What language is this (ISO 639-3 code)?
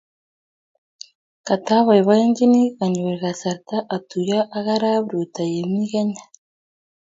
kln